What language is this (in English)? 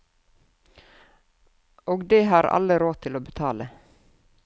Norwegian